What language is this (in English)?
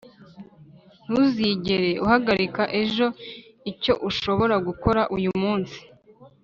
Kinyarwanda